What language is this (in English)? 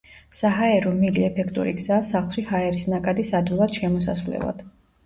Georgian